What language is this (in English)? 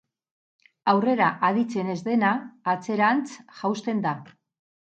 Basque